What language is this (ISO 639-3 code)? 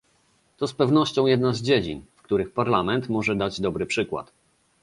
pol